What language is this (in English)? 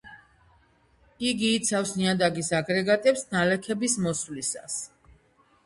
Georgian